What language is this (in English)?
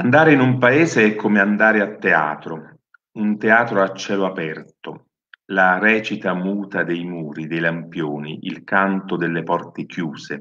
Italian